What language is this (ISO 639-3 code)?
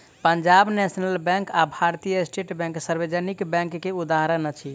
mai